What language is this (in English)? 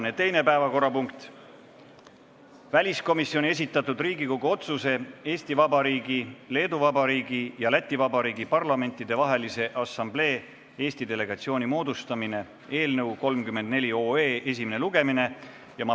Estonian